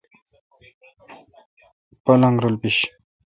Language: Kalkoti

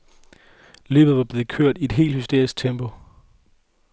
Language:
Danish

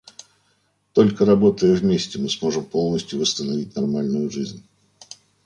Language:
Russian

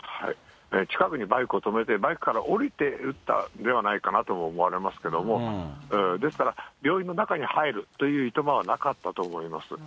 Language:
Japanese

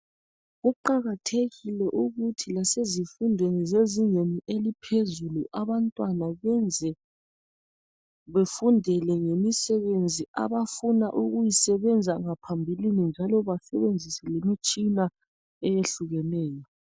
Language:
North Ndebele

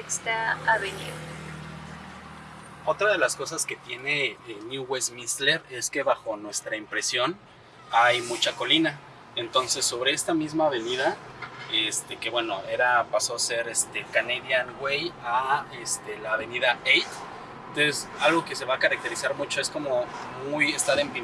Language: Spanish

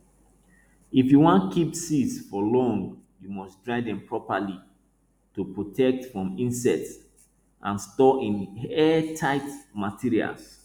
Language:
Nigerian Pidgin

